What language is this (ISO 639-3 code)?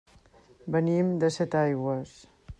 cat